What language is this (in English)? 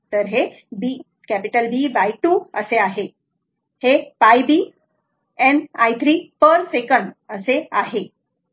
Marathi